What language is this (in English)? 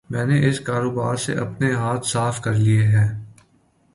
Urdu